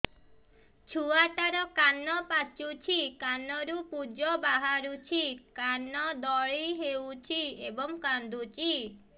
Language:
Odia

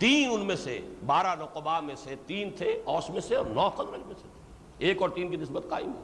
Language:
Urdu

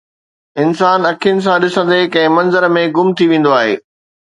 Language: Sindhi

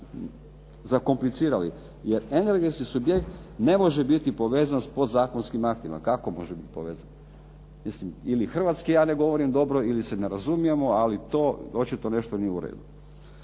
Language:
Croatian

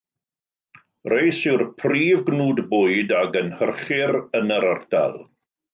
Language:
Welsh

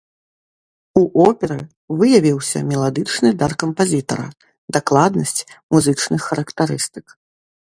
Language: Belarusian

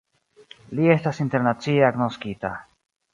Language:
Esperanto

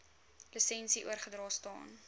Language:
Afrikaans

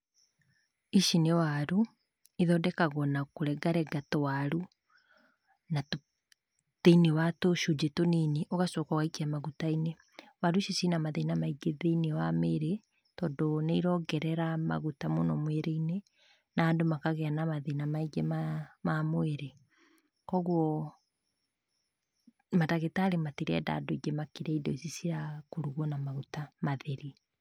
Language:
Kikuyu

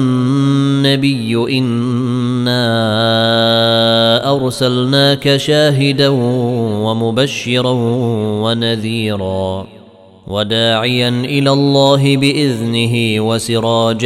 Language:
Arabic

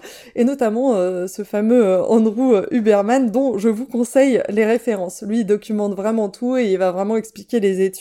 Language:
French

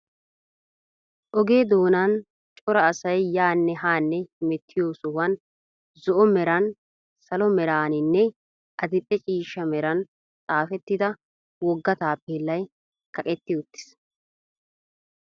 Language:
Wolaytta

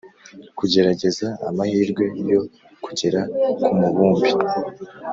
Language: Kinyarwanda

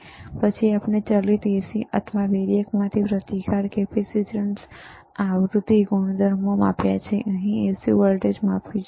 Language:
Gujarati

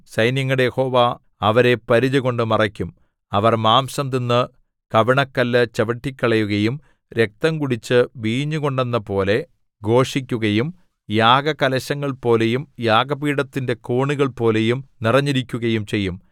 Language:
Malayalam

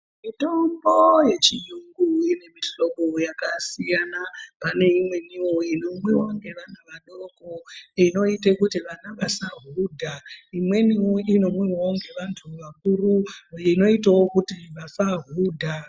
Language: Ndau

